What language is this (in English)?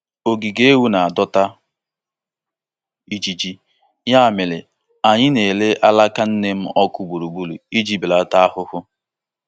Igbo